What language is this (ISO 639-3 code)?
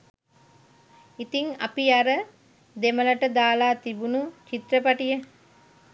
sin